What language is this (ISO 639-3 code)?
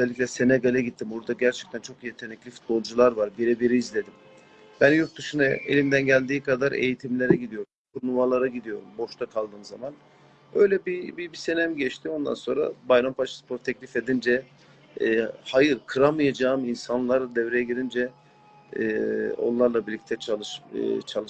tur